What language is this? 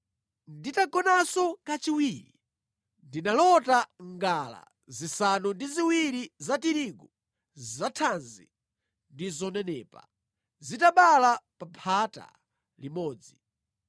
Nyanja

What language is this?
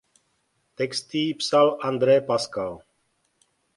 Czech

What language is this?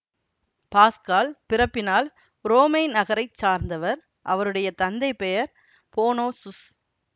Tamil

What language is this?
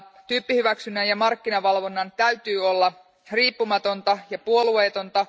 Finnish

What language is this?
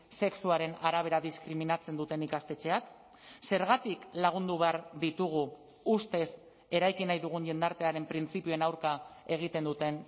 Basque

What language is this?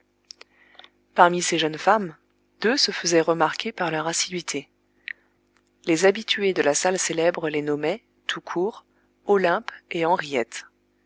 French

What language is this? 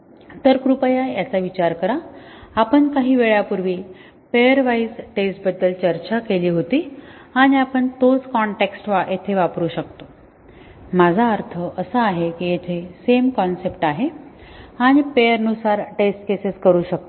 Marathi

